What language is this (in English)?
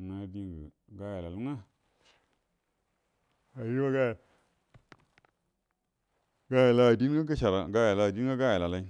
Buduma